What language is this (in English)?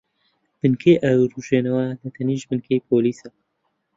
Central Kurdish